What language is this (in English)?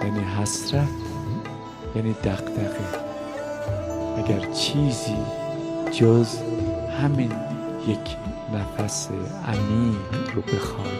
Persian